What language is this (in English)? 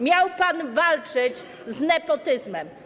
Polish